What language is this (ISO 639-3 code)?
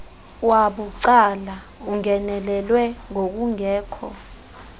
xho